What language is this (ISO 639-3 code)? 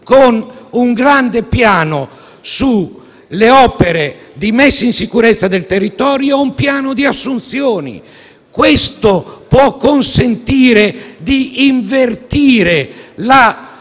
ita